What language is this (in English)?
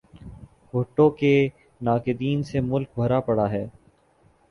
Urdu